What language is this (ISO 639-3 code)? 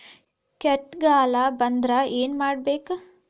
kan